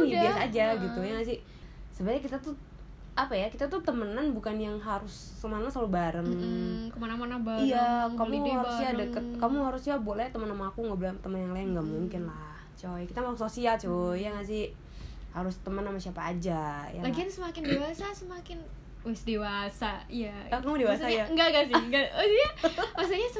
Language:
Indonesian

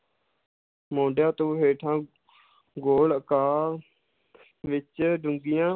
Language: Punjabi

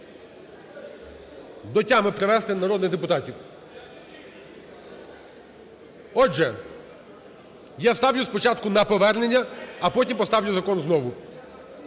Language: Ukrainian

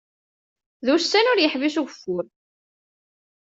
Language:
Kabyle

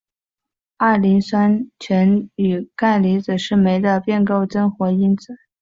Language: Chinese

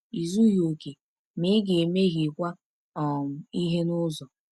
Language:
Igbo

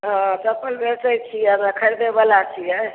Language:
Maithili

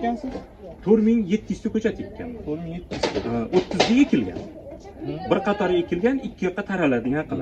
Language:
Turkish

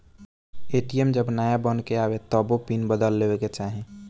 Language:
Bhojpuri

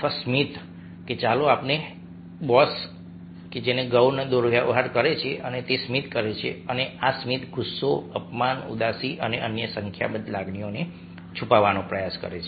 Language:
Gujarati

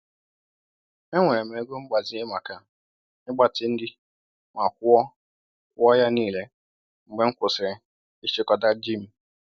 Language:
Igbo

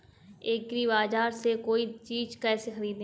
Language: Hindi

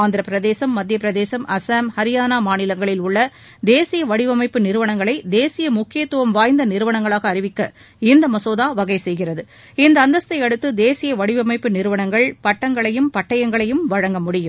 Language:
Tamil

